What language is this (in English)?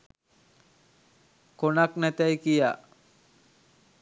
Sinhala